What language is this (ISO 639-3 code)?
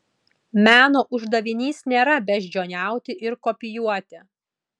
lit